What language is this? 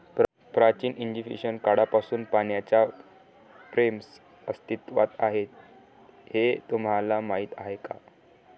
Marathi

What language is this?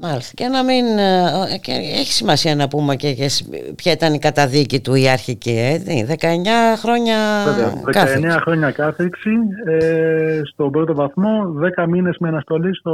Greek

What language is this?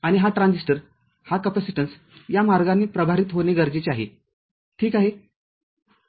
Marathi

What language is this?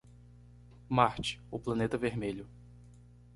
Portuguese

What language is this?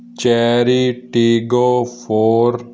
Punjabi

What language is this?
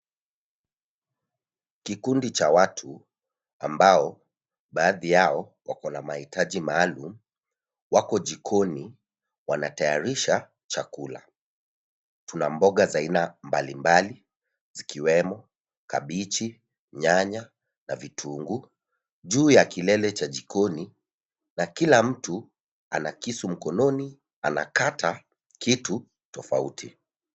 Swahili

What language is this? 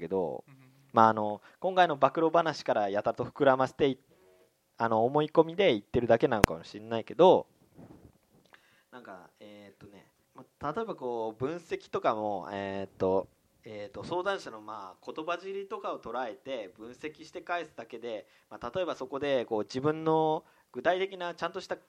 Japanese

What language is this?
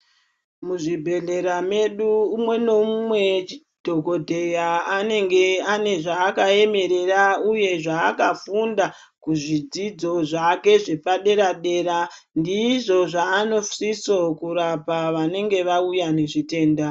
Ndau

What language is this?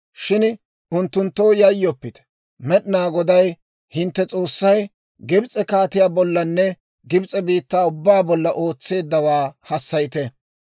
Dawro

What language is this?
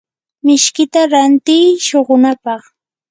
Yanahuanca Pasco Quechua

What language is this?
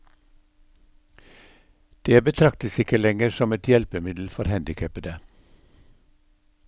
Norwegian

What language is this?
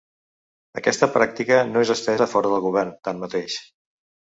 Catalan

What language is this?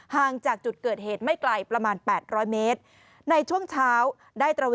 Thai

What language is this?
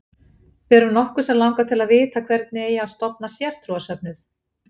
Icelandic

